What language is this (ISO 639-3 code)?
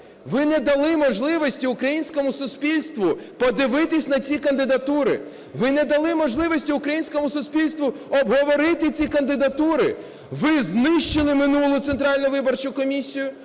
ukr